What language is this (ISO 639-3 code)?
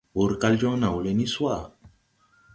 tui